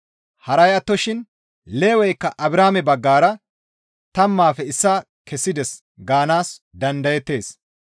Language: Gamo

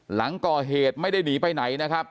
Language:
Thai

